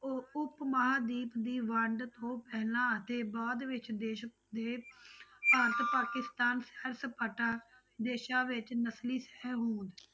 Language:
Punjabi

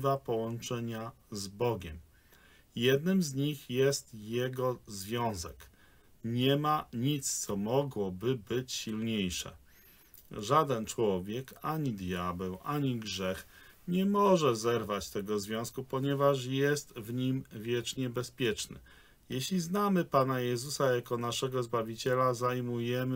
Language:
Polish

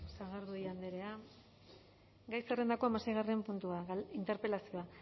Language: Basque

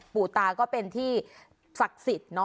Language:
Thai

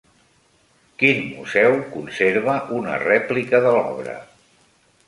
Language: Catalan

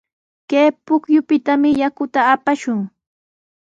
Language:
Sihuas Ancash Quechua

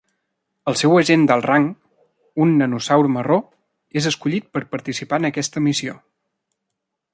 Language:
Catalan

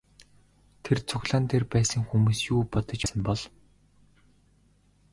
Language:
Mongolian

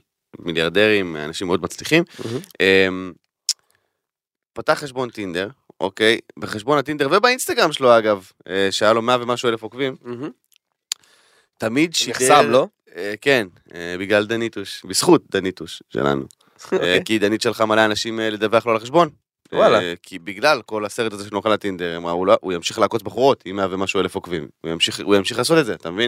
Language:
Hebrew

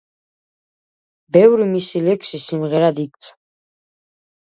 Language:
Georgian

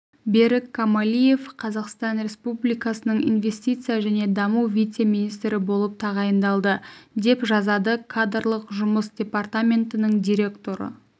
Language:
Kazakh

